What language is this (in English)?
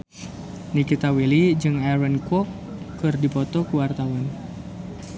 Sundanese